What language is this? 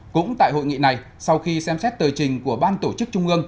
Vietnamese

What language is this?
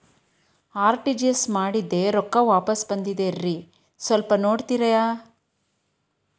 Kannada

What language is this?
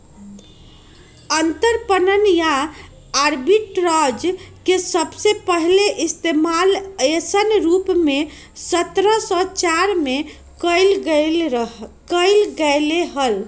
Magahi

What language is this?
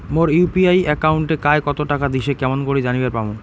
Bangla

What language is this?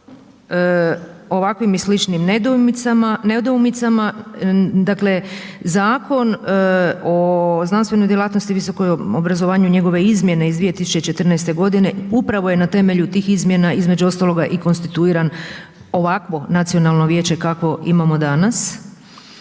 Croatian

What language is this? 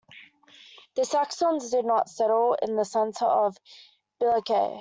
English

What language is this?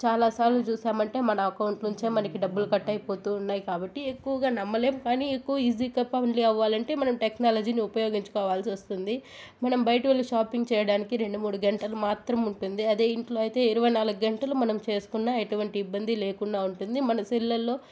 Telugu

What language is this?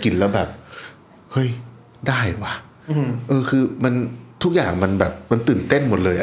Thai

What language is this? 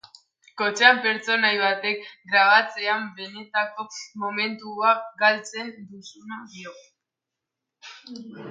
Basque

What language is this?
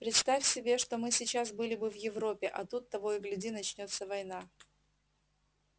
Russian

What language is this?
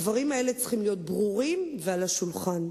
Hebrew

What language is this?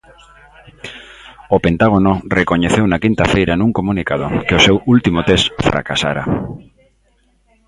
Galician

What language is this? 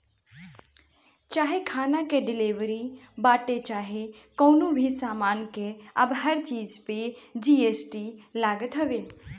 Bhojpuri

